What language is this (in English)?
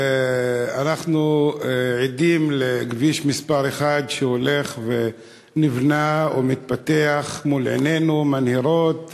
Hebrew